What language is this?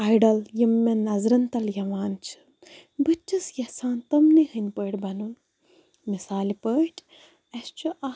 Kashmiri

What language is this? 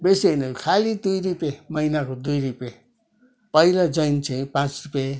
Nepali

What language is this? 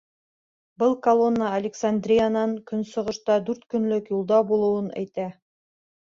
Bashkir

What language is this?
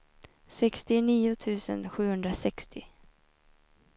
Swedish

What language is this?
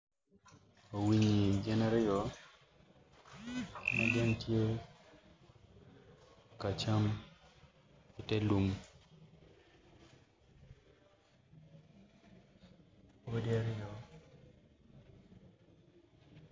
Acoli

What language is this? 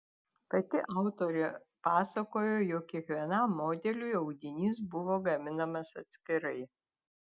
Lithuanian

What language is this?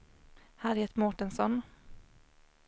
Swedish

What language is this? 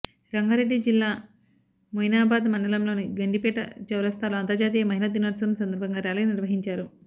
Telugu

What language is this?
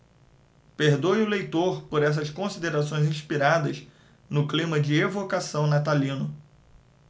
Portuguese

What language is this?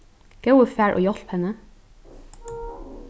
Faroese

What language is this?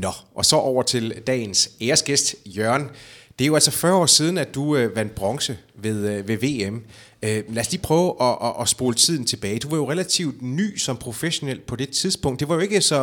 Danish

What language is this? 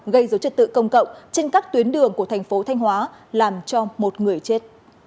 Vietnamese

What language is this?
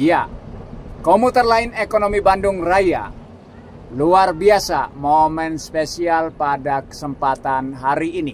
Indonesian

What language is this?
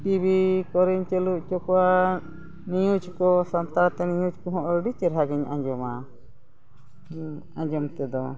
Santali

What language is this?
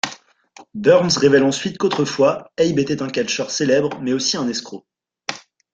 French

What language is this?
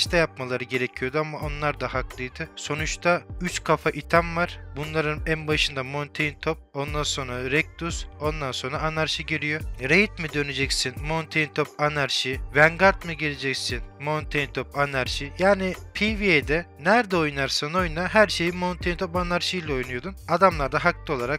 Turkish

